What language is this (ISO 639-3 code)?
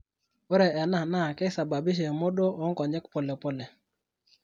mas